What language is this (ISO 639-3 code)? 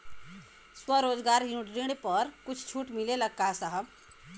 bho